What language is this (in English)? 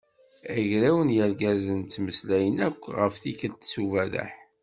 Kabyle